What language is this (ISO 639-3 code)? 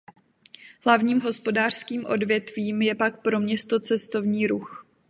ces